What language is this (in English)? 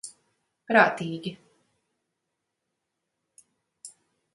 Latvian